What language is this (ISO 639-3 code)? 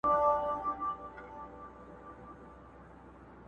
pus